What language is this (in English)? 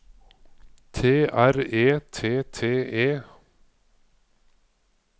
Norwegian